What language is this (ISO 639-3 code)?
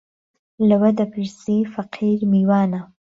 ckb